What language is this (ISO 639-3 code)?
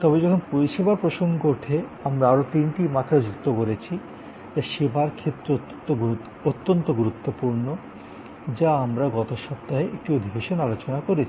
ben